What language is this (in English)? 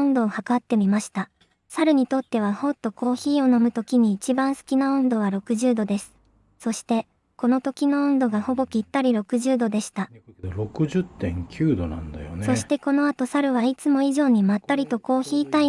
Japanese